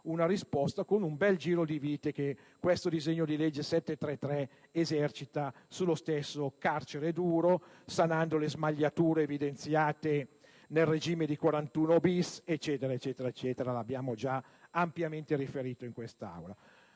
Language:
Italian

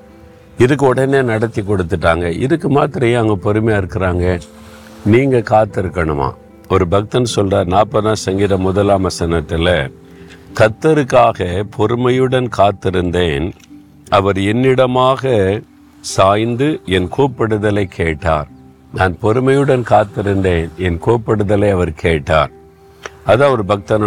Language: Tamil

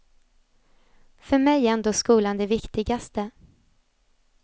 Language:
Swedish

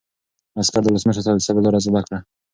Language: Pashto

